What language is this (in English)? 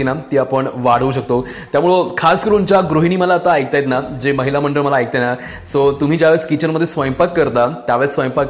Hindi